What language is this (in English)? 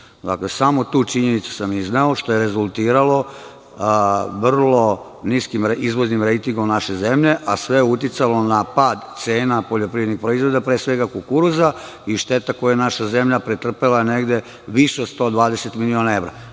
Serbian